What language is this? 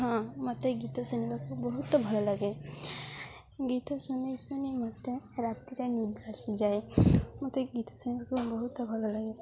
Odia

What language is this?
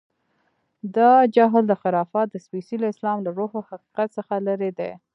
Pashto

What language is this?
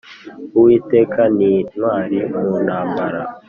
Kinyarwanda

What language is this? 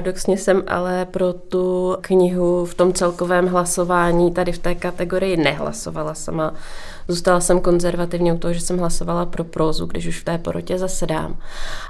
Czech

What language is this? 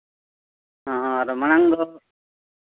Santali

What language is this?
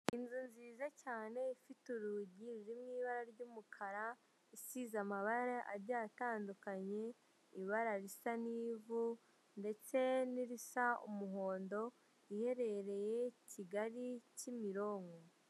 Kinyarwanda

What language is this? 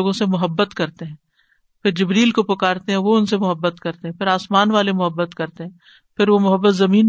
Urdu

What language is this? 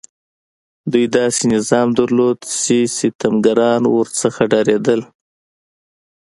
Pashto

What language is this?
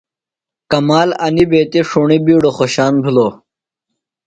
Phalura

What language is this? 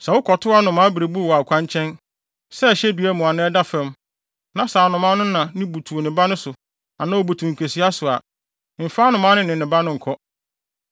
Akan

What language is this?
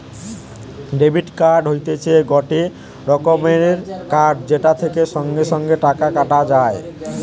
Bangla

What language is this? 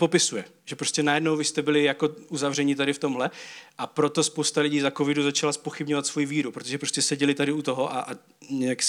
Czech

